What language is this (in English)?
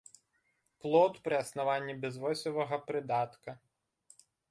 Belarusian